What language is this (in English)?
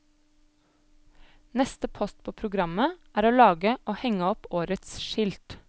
Norwegian